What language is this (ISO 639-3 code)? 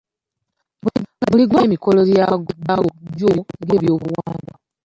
lug